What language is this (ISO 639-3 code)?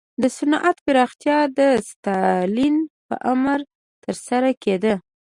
pus